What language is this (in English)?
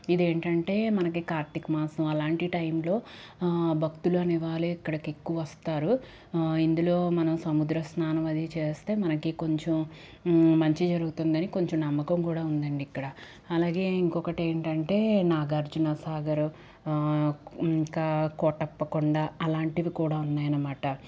Telugu